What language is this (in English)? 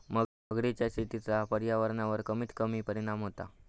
Marathi